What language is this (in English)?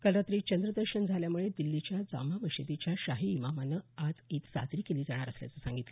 Marathi